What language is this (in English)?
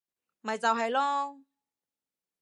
Cantonese